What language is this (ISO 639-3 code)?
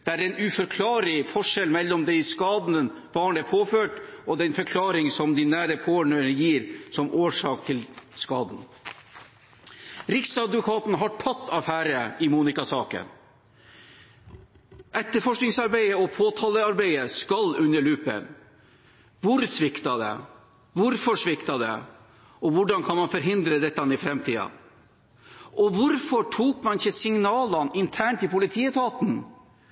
nob